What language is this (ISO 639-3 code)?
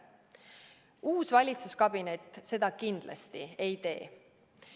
est